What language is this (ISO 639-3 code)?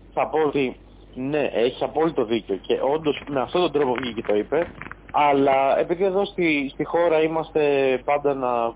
ell